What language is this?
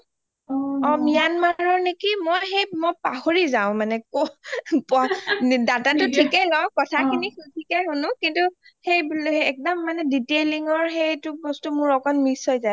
Assamese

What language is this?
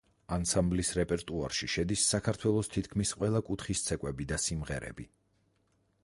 Georgian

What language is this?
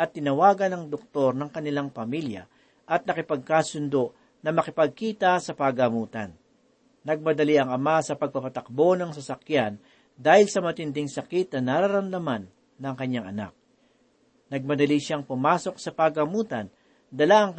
Filipino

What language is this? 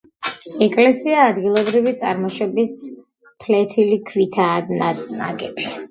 Georgian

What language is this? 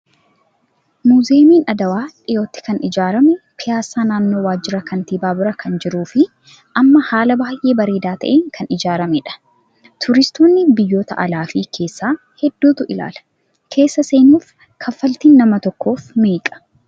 Oromo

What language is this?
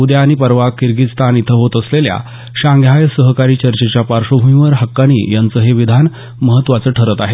Marathi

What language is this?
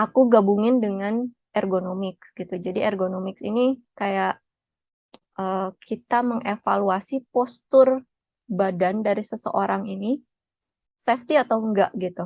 Indonesian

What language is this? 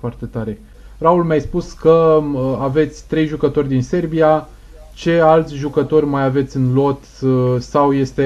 Romanian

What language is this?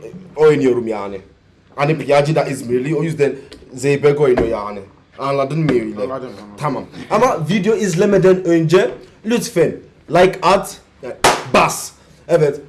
Turkish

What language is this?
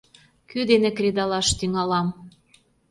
Mari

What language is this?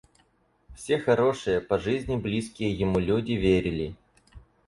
Russian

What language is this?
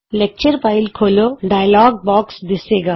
Punjabi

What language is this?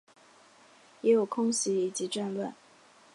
Chinese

